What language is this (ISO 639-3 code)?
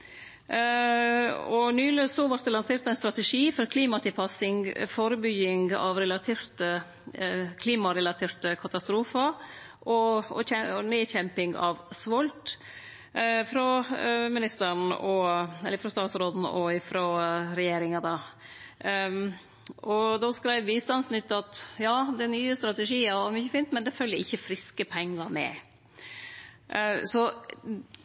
nno